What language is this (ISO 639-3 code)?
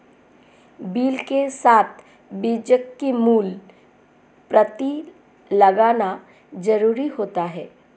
hin